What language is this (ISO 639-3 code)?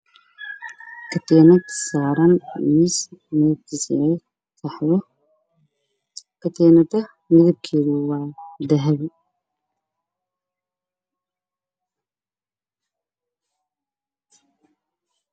som